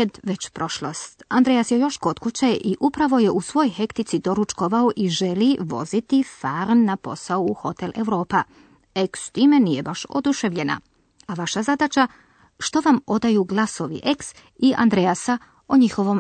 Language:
Croatian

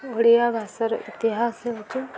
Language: Odia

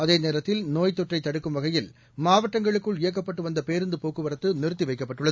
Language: Tamil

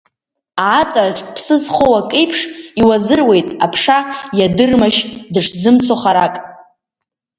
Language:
Abkhazian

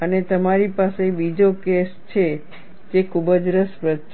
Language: Gujarati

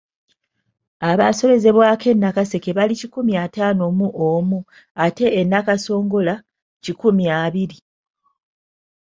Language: Ganda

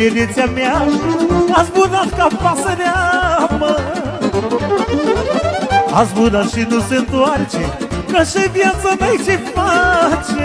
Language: Romanian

